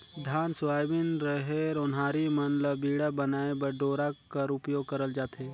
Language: Chhattisgarhi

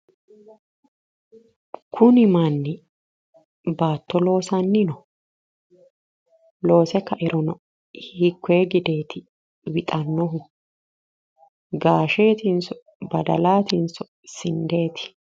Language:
Sidamo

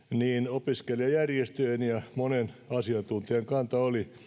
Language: Finnish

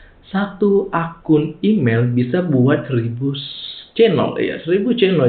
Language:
Indonesian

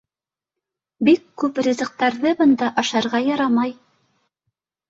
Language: Bashkir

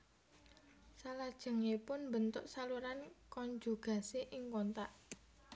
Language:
Javanese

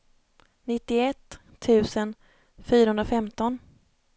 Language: Swedish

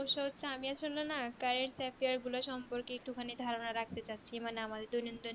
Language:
Bangla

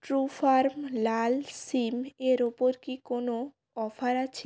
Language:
Bangla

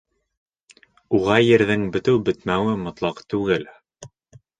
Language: Bashkir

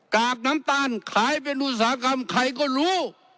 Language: Thai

